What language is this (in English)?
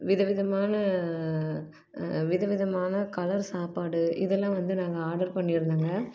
Tamil